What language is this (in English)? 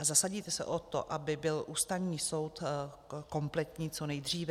Czech